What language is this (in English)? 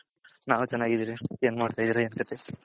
Kannada